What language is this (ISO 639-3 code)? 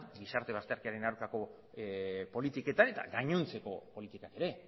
eus